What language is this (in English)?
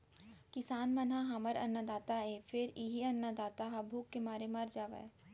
Chhattisgarhi